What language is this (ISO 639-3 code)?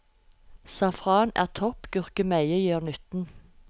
nor